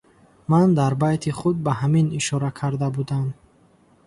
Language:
Tajik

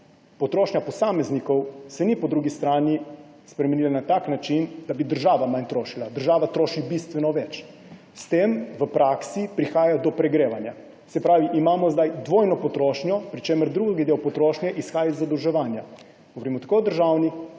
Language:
Slovenian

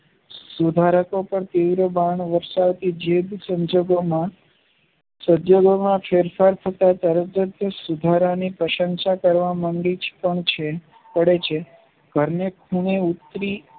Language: Gujarati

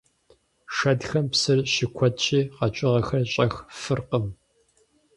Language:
Kabardian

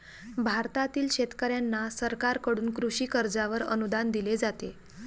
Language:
Marathi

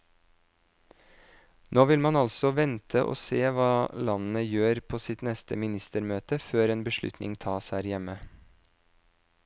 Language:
Norwegian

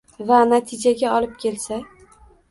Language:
Uzbek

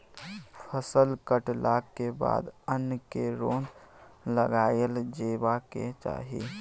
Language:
Maithili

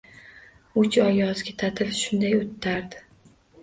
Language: Uzbek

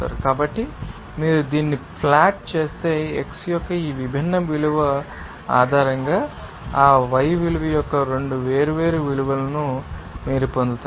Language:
Telugu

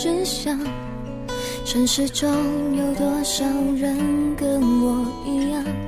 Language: Chinese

